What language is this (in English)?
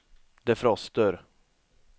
Swedish